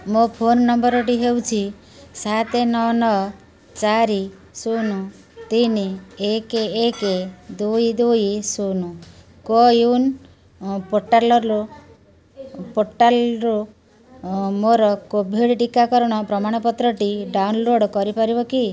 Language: Odia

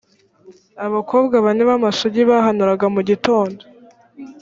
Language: Kinyarwanda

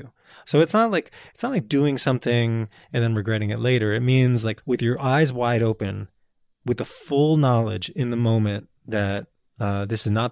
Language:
English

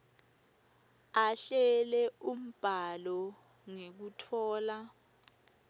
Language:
Swati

